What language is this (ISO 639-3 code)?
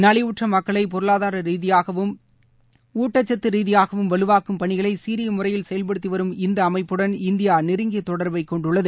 tam